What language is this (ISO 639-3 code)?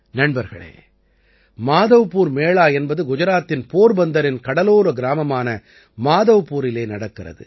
tam